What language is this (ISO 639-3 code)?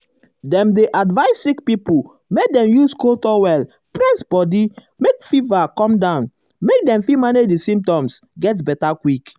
pcm